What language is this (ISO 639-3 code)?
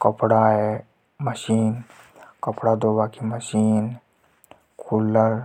hoj